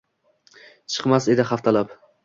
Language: Uzbek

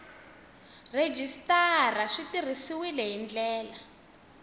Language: Tsonga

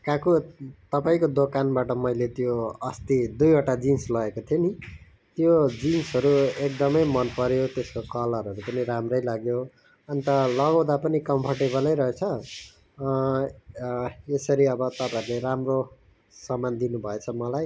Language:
Nepali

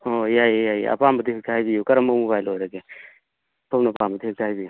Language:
Manipuri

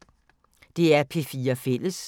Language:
Danish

